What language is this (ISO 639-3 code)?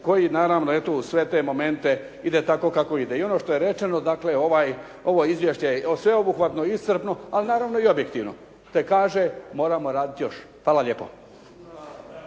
hrv